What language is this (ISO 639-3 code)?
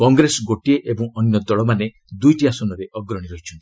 ori